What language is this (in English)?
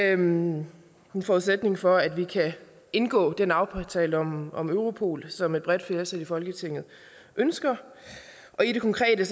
Danish